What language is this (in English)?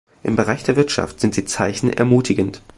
German